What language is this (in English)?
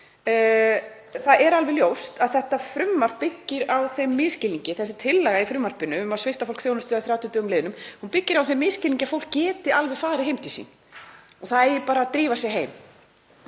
Icelandic